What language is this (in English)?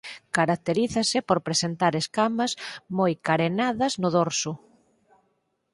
Galician